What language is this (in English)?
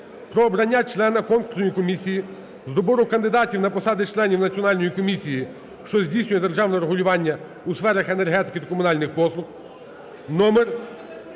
Ukrainian